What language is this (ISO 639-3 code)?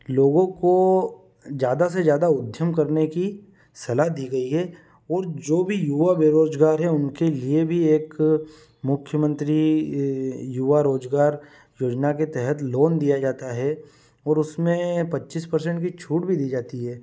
hin